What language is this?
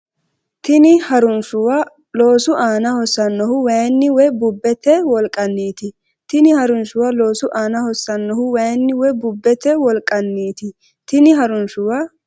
Sidamo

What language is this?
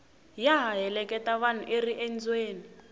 Tsonga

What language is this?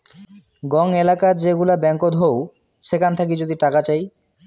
Bangla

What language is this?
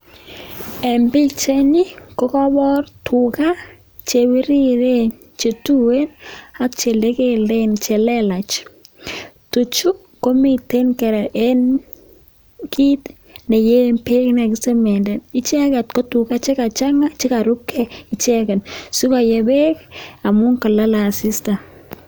Kalenjin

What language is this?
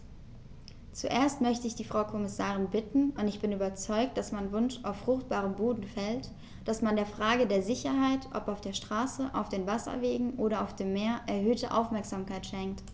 German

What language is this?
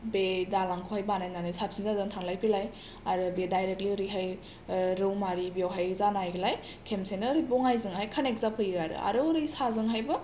Bodo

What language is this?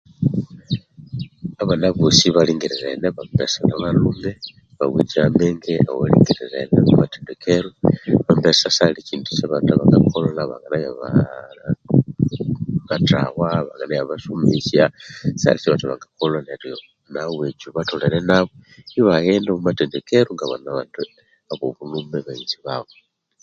Konzo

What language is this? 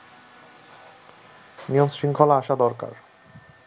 Bangla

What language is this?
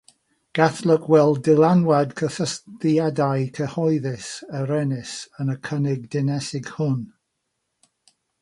Welsh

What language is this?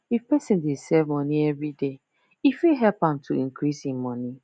Nigerian Pidgin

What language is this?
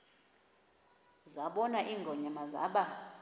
Xhosa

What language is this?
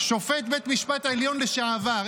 Hebrew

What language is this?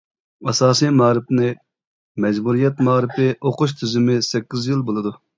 Uyghur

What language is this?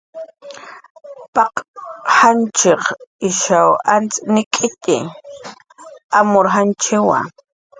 Jaqaru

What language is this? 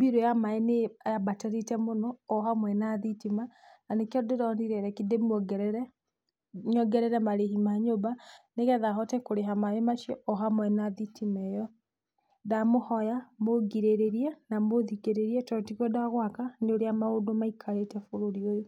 Kikuyu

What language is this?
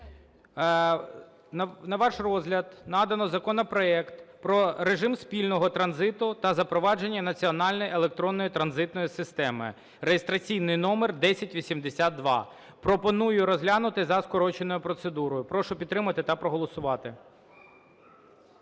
Ukrainian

